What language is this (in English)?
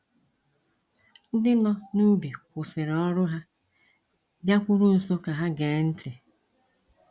Igbo